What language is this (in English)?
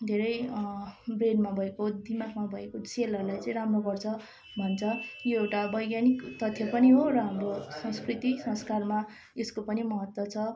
Nepali